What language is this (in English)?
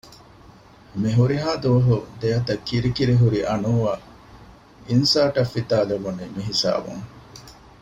Divehi